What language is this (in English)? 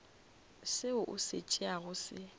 Northern Sotho